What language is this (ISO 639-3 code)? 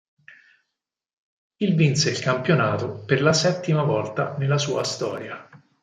ita